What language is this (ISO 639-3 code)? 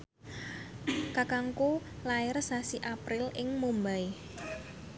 jav